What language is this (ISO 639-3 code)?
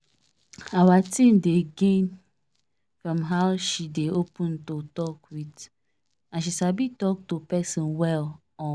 pcm